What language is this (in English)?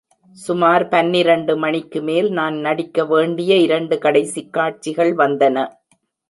Tamil